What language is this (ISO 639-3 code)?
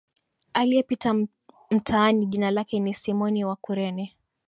swa